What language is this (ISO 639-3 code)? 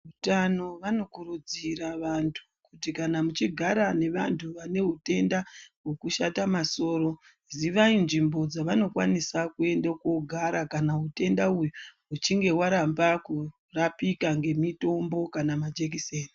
ndc